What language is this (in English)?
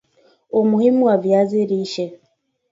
Swahili